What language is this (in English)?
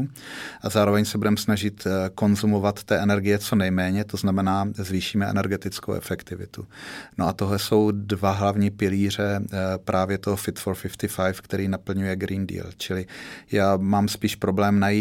Czech